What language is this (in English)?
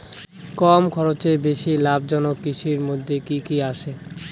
Bangla